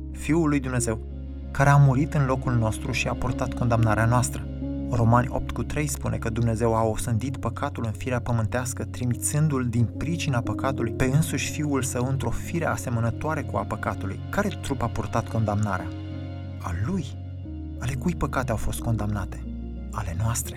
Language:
Romanian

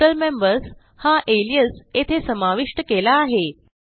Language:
Marathi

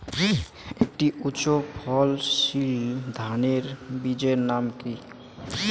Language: Bangla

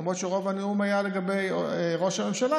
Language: Hebrew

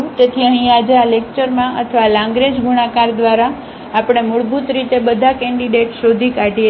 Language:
Gujarati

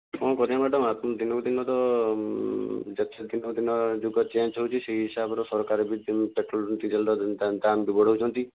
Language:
Odia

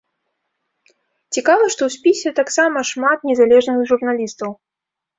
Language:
Belarusian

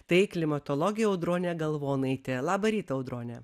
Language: Lithuanian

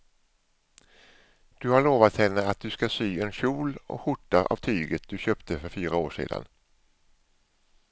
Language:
Swedish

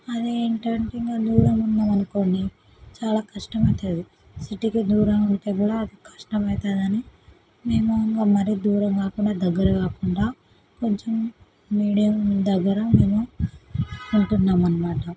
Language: Telugu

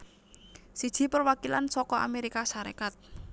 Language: Javanese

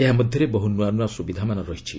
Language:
Odia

